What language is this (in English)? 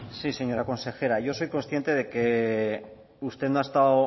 Spanish